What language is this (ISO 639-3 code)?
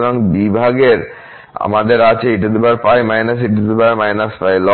ben